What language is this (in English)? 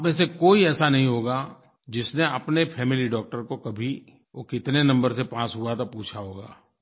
Hindi